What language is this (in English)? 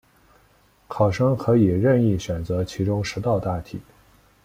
Chinese